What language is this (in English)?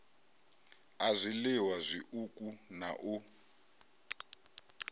Venda